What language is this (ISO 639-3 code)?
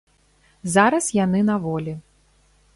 bel